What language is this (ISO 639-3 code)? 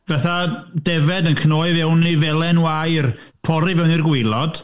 cym